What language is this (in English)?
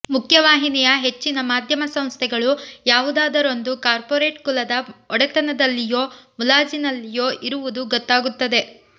Kannada